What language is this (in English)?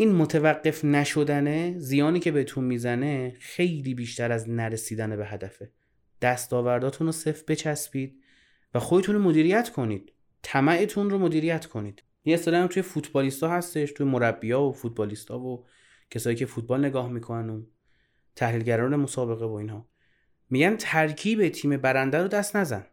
Persian